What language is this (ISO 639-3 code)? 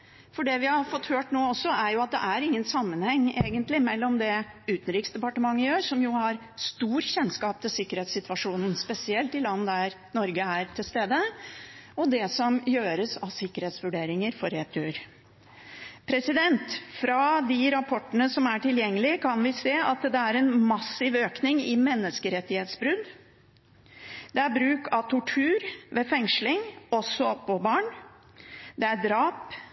nob